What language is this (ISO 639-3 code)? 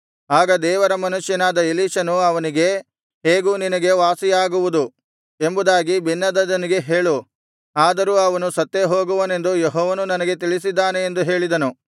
kan